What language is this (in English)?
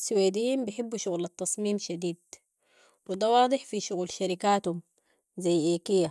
Sudanese Arabic